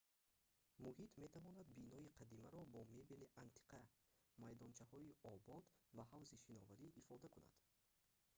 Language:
Tajik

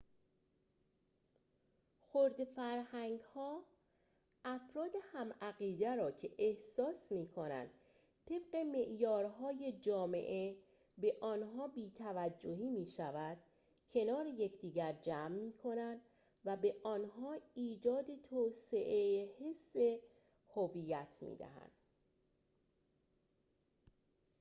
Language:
Persian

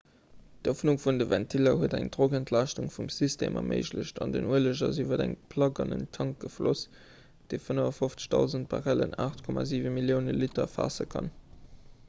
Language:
Luxembourgish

